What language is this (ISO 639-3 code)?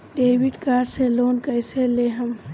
bho